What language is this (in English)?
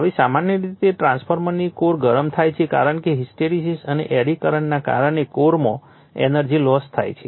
Gujarati